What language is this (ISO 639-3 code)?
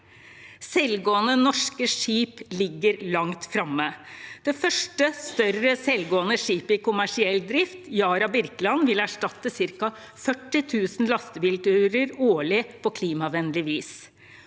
nor